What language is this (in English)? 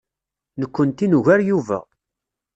Kabyle